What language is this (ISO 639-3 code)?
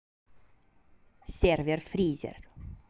rus